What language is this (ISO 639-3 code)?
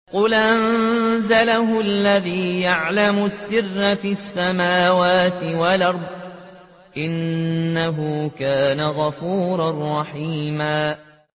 ara